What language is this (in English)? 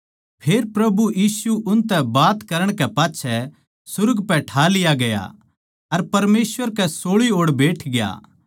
Haryanvi